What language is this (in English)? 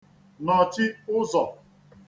Igbo